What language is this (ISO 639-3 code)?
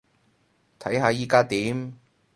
yue